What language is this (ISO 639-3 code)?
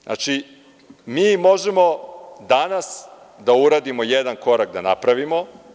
srp